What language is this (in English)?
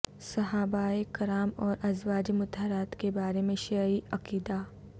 Urdu